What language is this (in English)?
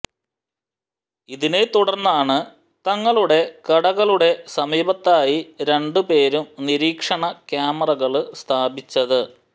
Malayalam